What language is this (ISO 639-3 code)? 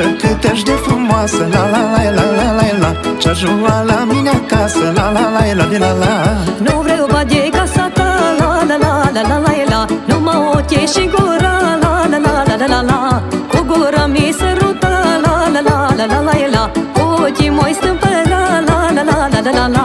ron